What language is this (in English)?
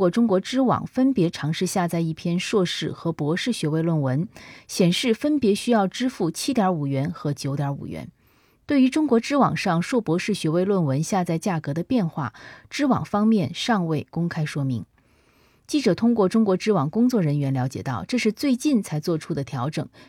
Chinese